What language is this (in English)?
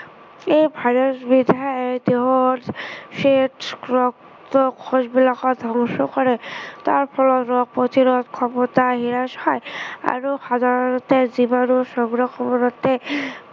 Assamese